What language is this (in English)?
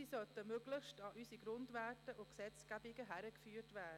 Swiss German